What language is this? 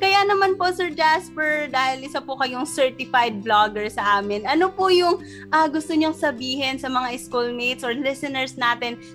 Filipino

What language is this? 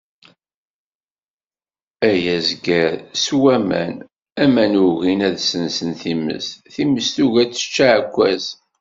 Kabyle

